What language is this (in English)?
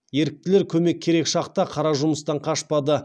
Kazakh